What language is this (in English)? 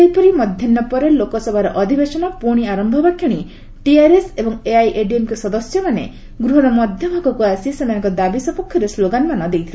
Odia